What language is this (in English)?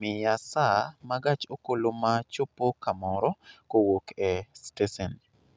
Luo (Kenya and Tanzania)